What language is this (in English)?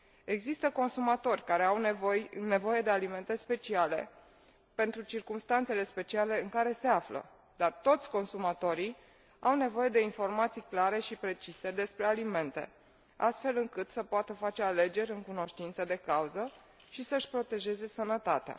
Romanian